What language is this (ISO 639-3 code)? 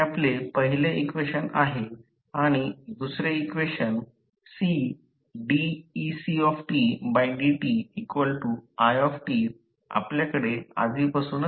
mar